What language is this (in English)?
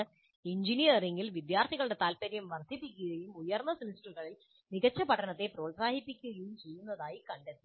Malayalam